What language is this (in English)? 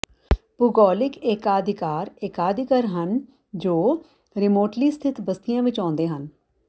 Punjabi